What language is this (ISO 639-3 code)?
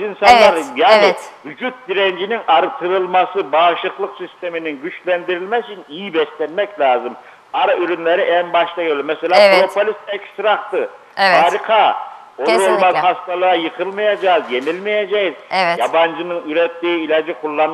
tur